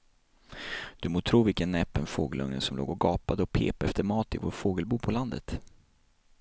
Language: Swedish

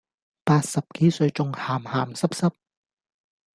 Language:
Cantonese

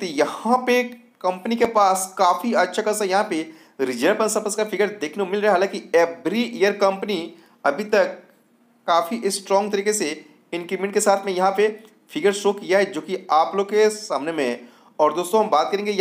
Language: Hindi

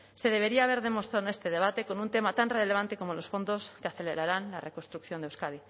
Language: Spanish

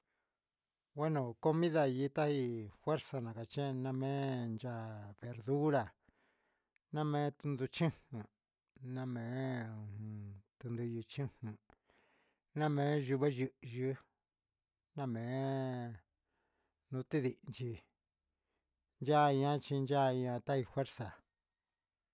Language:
Huitepec Mixtec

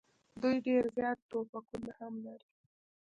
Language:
Pashto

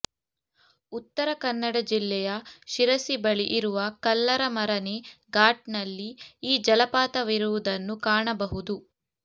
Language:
Kannada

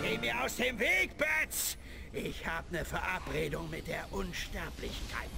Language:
German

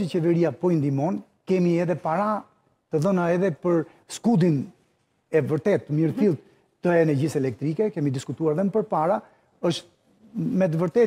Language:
Romanian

